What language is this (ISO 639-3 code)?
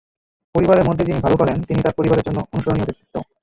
ben